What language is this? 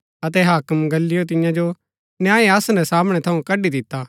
Gaddi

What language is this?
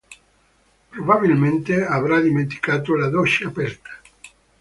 Italian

